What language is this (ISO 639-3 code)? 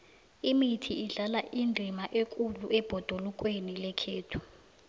nbl